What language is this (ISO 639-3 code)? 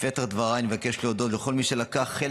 heb